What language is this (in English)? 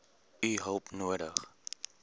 Afrikaans